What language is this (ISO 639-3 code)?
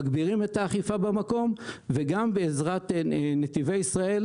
heb